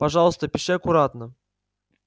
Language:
Russian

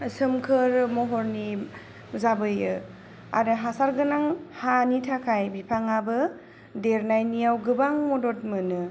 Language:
Bodo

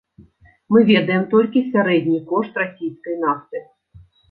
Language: Belarusian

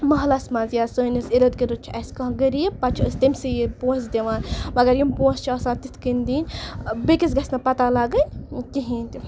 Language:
Kashmiri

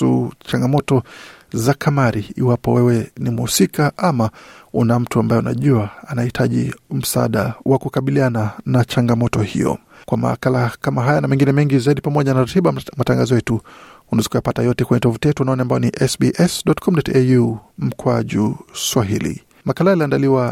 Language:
Swahili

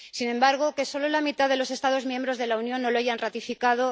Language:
Spanish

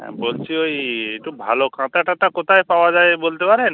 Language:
Bangla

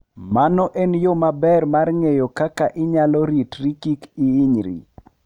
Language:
Luo (Kenya and Tanzania)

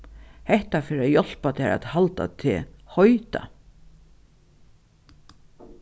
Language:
Faroese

